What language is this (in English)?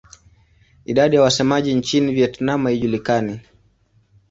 Swahili